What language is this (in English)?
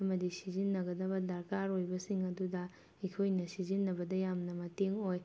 Manipuri